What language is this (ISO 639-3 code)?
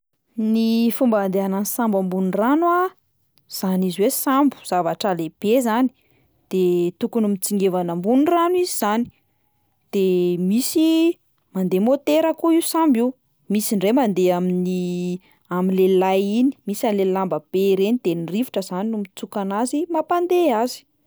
mlg